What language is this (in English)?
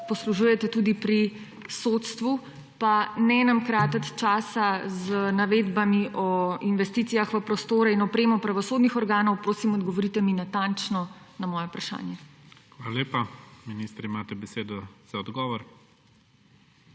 Slovenian